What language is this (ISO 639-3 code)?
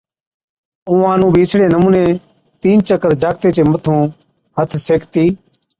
odk